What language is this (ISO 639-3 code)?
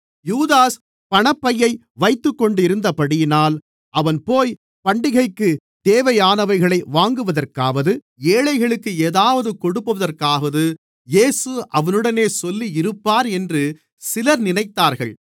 tam